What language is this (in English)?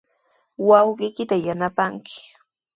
Sihuas Ancash Quechua